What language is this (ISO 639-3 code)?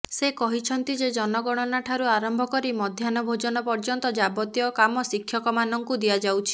ori